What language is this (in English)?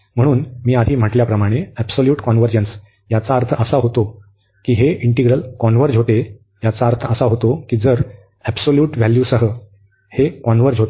Marathi